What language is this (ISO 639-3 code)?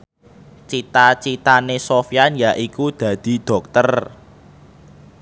jav